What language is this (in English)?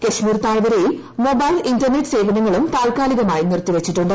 Malayalam